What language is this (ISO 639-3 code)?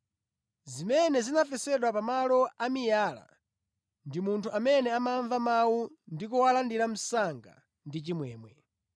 nya